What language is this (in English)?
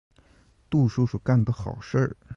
Chinese